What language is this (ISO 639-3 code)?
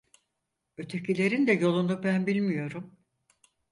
tur